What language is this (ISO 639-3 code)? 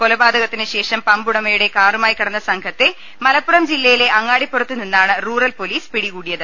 mal